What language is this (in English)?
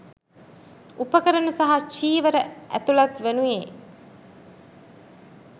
Sinhala